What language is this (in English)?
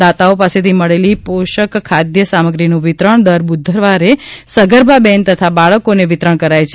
Gujarati